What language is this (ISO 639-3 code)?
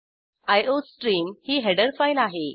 mar